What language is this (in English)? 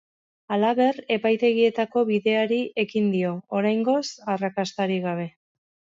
Basque